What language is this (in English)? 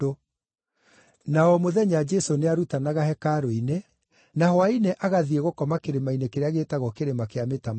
Kikuyu